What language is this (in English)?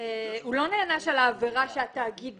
Hebrew